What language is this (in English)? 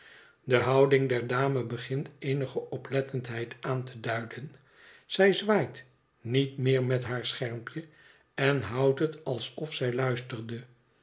Dutch